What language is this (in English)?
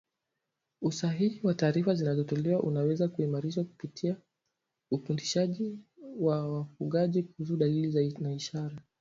Swahili